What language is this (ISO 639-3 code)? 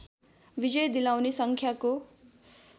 nep